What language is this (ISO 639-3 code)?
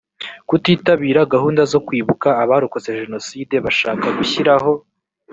kin